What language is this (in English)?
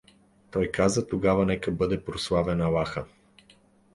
Bulgarian